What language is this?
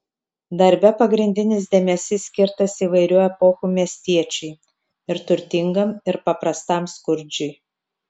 Lithuanian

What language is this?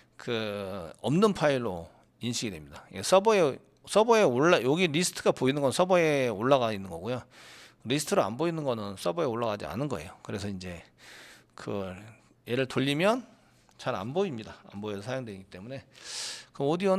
Korean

